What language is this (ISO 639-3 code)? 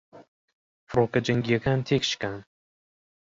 ckb